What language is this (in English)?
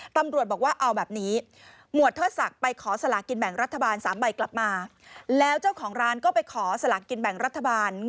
Thai